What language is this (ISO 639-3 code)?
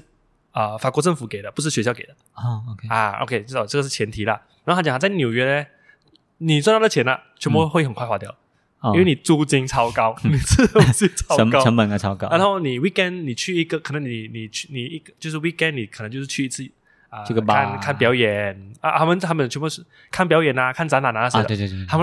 zho